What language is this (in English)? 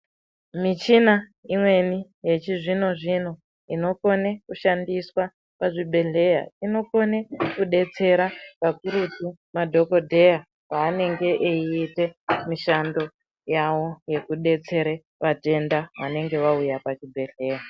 Ndau